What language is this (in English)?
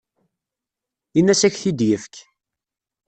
Kabyle